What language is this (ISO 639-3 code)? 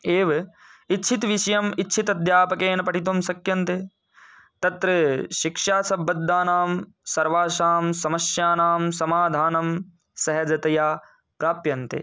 san